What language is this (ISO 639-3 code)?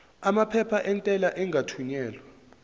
zul